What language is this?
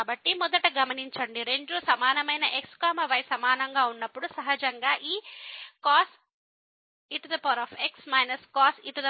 Telugu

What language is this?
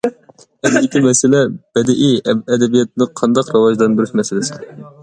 Uyghur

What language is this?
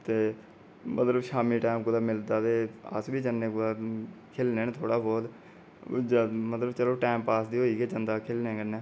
Dogri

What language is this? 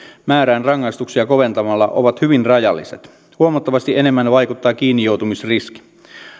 Finnish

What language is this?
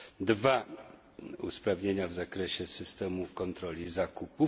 Polish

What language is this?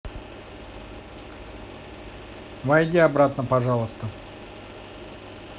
Russian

